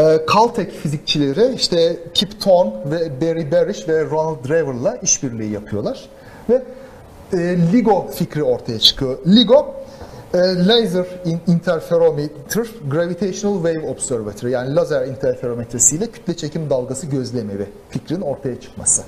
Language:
Turkish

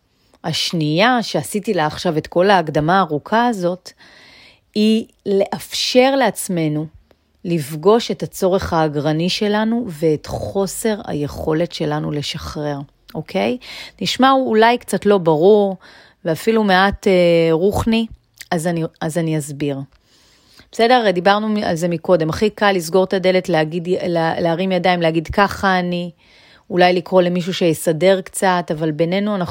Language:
Hebrew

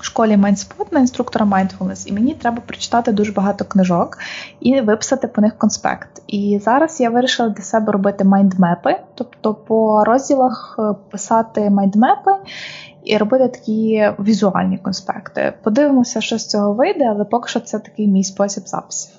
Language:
Ukrainian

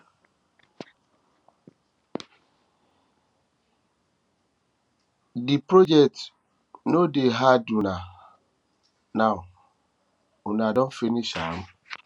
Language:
Nigerian Pidgin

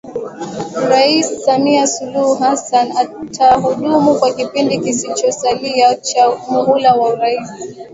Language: Swahili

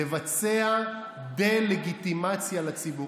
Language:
Hebrew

